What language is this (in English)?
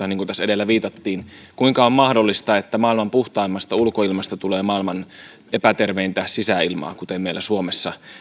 Finnish